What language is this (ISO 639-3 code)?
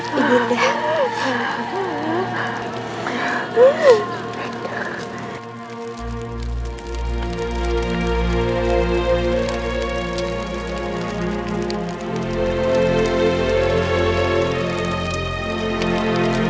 ind